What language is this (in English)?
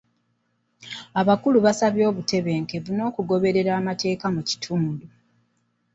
Ganda